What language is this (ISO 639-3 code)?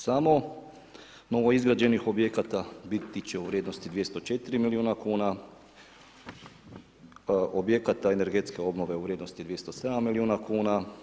hrv